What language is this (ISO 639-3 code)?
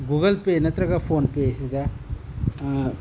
mni